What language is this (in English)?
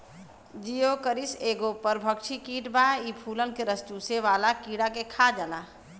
Bhojpuri